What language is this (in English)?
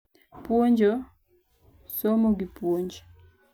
Luo (Kenya and Tanzania)